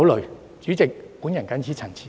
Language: Cantonese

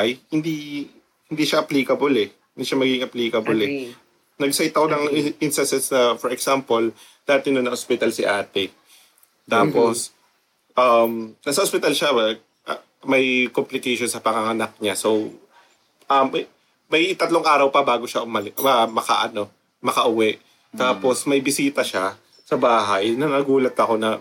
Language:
Filipino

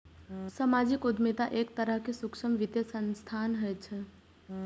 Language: Maithili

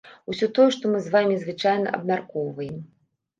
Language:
Belarusian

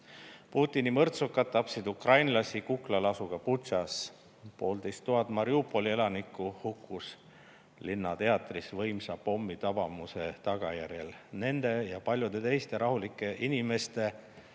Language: Estonian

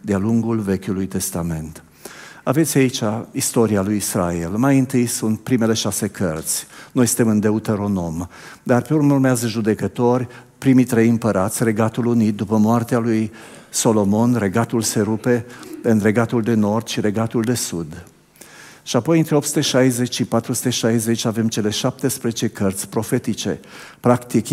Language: Romanian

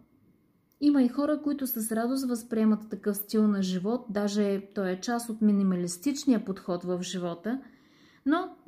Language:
Bulgarian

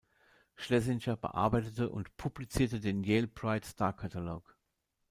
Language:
German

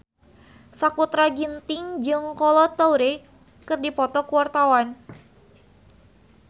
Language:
Sundanese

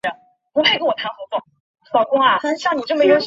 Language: Chinese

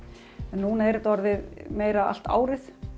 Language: Icelandic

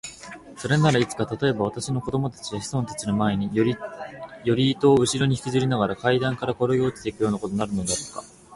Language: Japanese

